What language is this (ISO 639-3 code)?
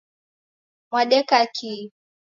dav